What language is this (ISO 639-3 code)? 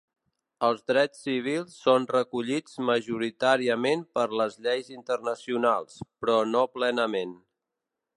cat